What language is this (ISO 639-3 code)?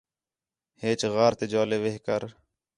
xhe